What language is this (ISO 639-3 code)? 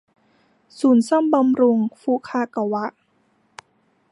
tha